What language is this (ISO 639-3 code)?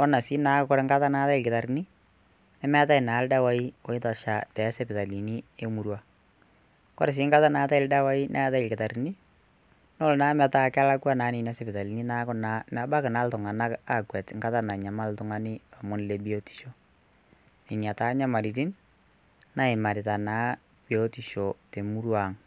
mas